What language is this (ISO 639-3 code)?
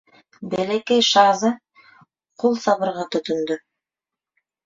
bak